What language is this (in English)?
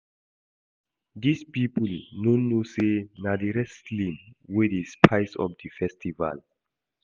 Nigerian Pidgin